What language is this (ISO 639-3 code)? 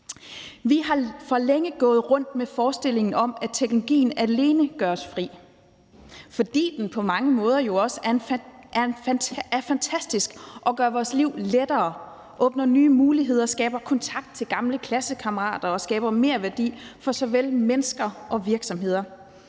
dan